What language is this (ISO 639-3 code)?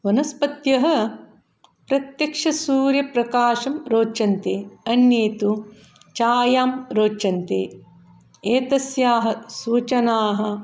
san